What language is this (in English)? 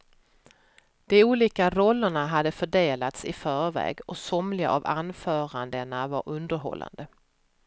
Swedish